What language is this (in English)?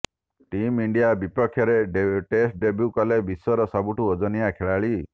Odia